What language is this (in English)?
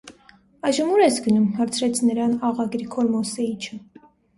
Armenian